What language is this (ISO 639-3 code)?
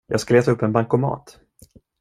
swe